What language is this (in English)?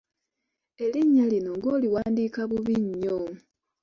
Ganda